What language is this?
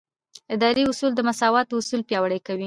Pashto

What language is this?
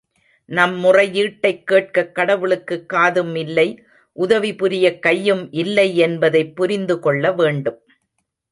Tamil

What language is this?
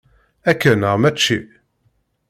Kabyle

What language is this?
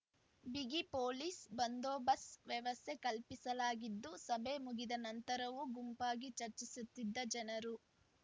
Kannada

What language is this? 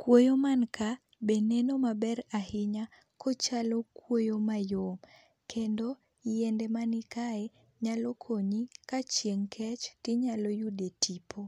Luo (Kenya and Tanzania)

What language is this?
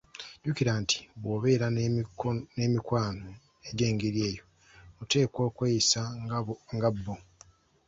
Ganda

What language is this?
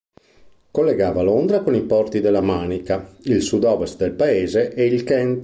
Italian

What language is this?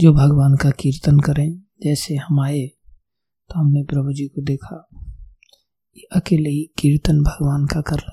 Hindi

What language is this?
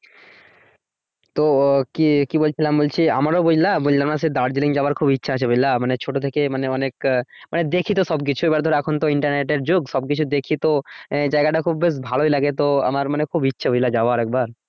Bangla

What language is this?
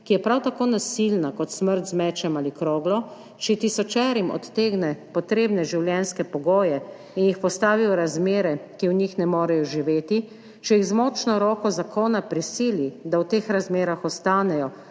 Slovenian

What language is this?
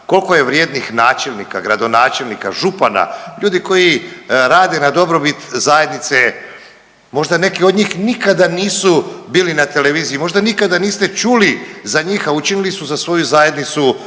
Croatian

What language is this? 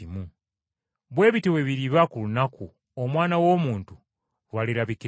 Ganda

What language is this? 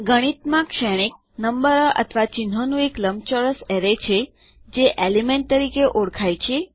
Gujarati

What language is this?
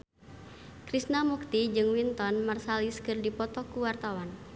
Sundanese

